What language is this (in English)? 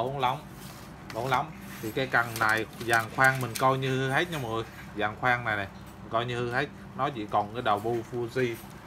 Vietnamese